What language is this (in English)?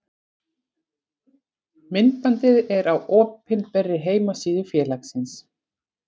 Icelandic